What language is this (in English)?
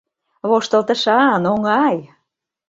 Mari